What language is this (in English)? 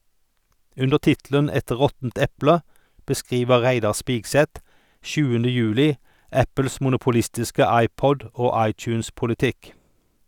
Norwegian